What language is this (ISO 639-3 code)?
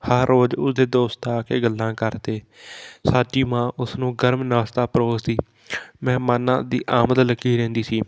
pan